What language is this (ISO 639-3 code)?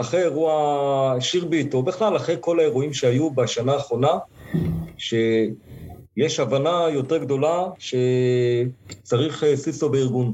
heb